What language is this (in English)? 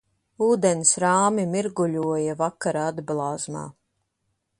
Latvian